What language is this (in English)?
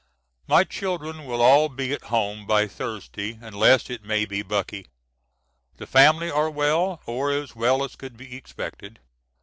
English